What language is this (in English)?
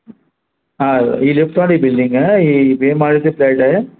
Sindhi